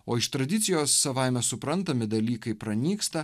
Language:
Lithuanian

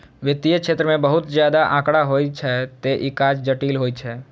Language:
Maithili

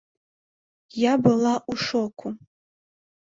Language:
Belarusian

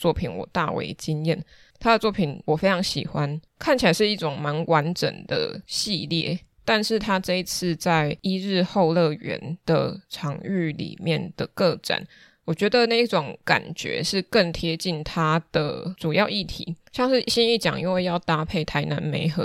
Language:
Chinese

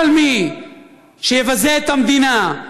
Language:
Hebrew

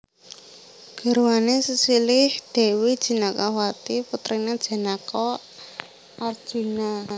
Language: Javanese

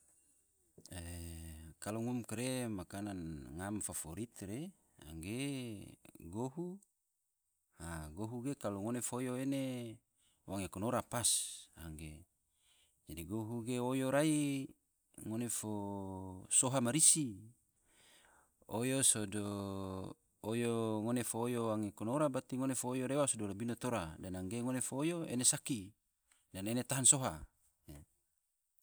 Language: Tidore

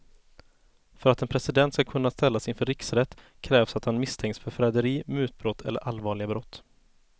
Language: Swedish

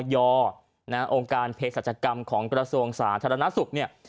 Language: Thai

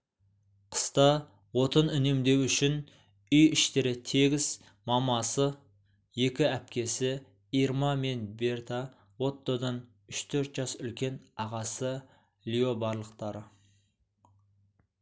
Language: Kazakh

